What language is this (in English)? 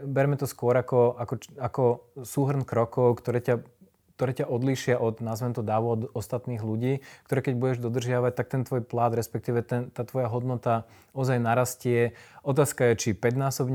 Slovak